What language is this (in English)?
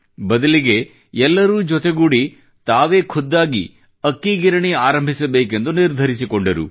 Kannada